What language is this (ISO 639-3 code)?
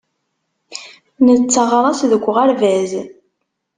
kab